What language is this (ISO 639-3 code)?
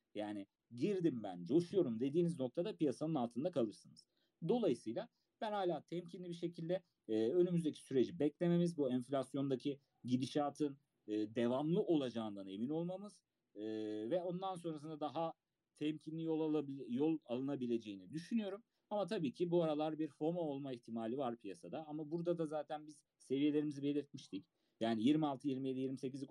tur